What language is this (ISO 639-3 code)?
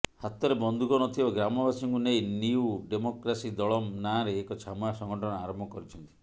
ori